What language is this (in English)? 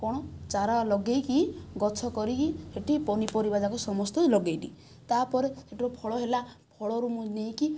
Odia